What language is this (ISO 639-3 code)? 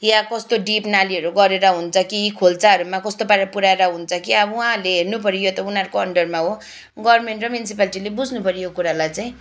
nep